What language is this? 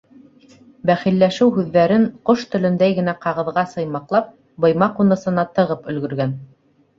Bashkir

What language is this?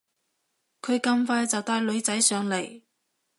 Cantonese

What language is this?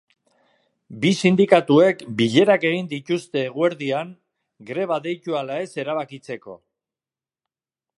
Basque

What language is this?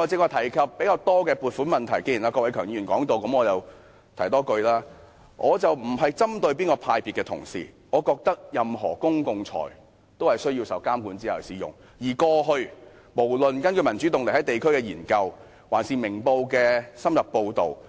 Cantonese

